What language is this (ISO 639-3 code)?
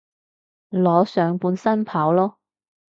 yue